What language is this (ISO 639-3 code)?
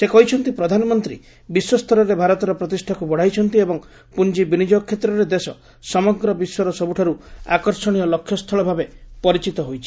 ori